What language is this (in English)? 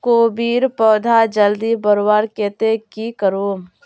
Magahi